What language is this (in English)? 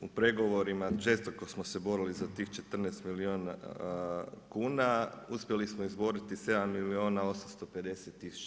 Croatian